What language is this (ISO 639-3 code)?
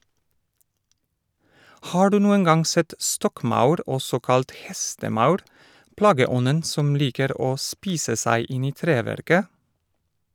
nor